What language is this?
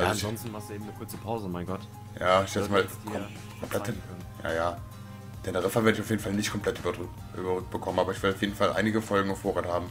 German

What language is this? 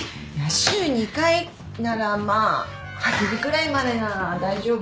Japanese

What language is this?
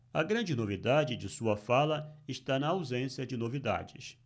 Portuguese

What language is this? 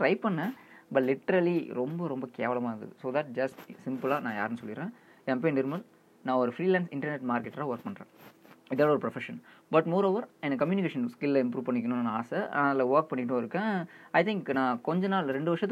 Tamil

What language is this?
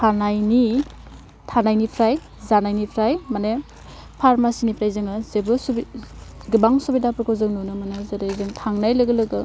Bodo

